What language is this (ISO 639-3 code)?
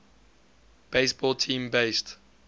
eng